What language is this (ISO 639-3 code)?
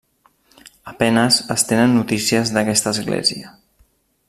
cat